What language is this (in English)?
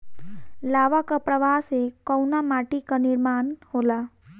Bhojpuri